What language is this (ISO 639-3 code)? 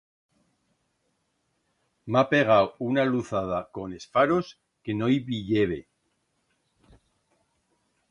arg